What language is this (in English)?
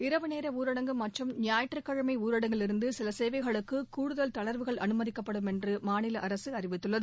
Tamil